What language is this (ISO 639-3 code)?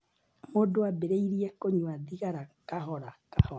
kik